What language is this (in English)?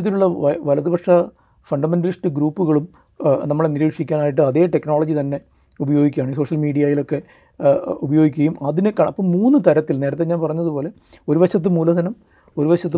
Malayalam